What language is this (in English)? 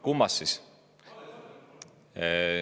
Estonian